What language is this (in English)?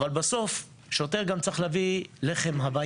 Hebrew